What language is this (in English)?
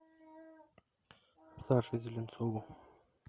Russian